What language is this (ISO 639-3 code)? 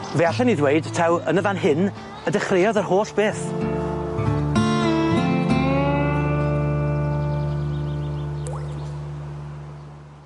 cym